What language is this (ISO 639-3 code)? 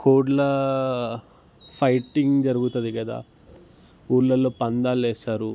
tel